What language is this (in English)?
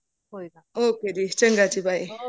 Punjabi